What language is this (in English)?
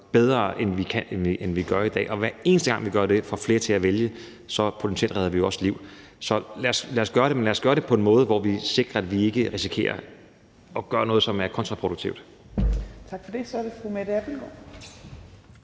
Danish